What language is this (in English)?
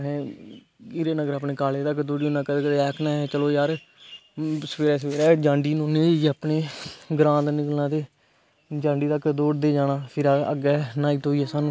Dogri